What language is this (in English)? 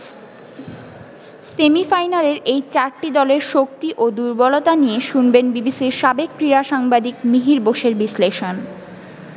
Bangla